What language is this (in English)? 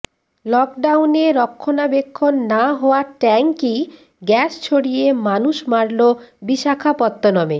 Bangla